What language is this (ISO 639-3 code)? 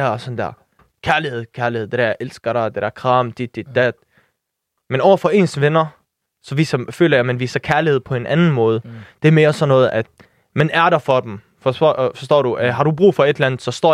dan